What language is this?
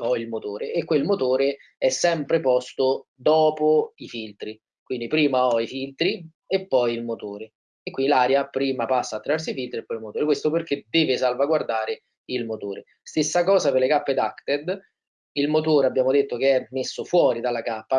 Italian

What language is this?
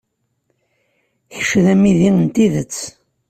Kabyle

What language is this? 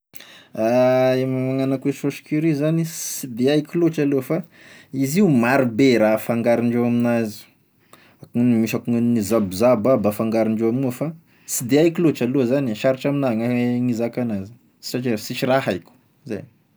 Tesaka Malagasy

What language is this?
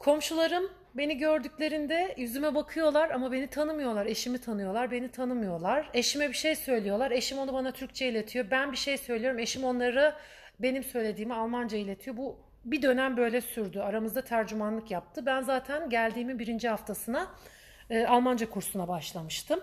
Turkish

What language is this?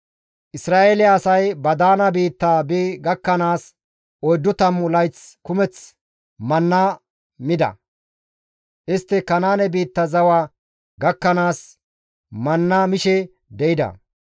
Gamo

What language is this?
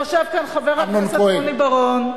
Hebrew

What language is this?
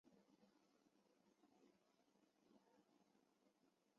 Chinese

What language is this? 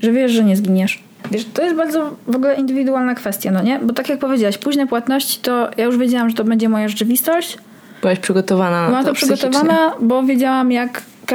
Polish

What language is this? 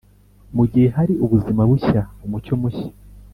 Kinyarwanda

